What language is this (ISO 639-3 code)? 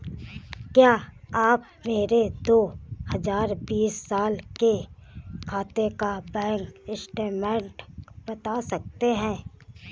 hin